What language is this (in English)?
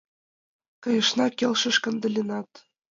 Mari